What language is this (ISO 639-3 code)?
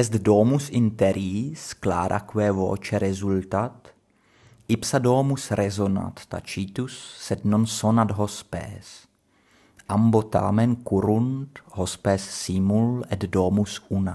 ces